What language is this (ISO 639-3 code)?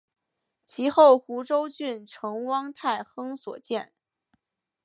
zho